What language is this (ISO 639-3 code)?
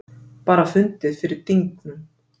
isl